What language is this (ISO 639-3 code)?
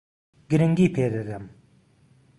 ckb